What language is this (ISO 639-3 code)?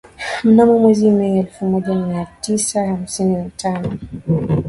swa